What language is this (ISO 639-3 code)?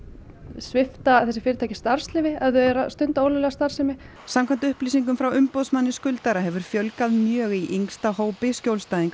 isl